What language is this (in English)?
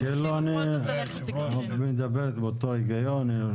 Hebrew